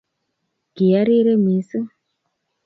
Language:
Kalenjin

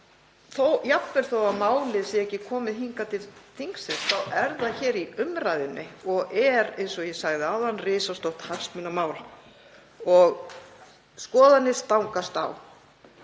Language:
Icelandic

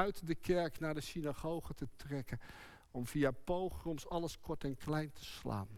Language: Dutch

